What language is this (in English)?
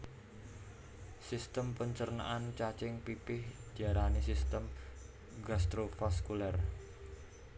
Javanese